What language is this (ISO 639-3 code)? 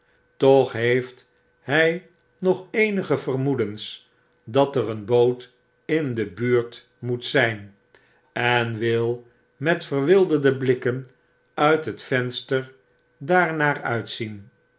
nld